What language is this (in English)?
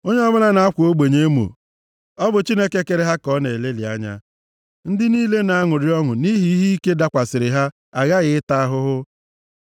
Igbo